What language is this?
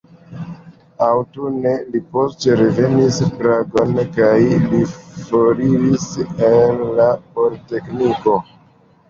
Esperanto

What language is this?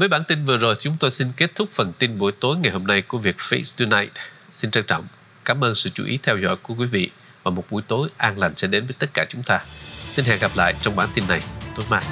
Vietnamese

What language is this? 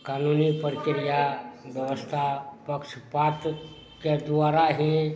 Maithili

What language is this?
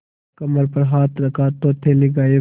Hindi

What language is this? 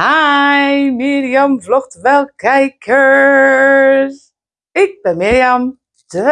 Dutch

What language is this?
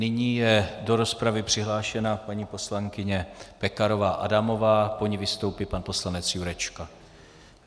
Czech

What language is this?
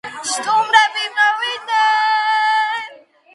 Georgian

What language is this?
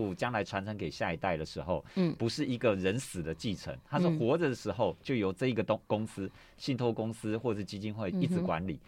Chinese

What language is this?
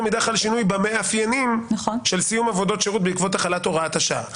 Hebrew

